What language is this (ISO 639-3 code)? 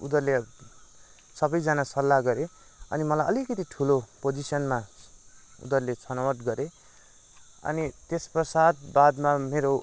nep